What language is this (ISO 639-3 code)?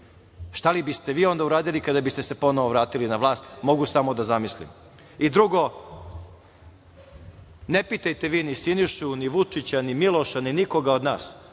srp